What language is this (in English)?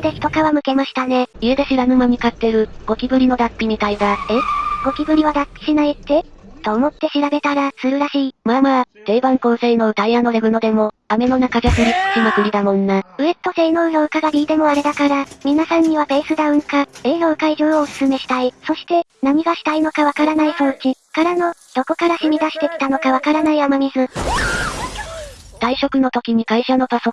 Japanese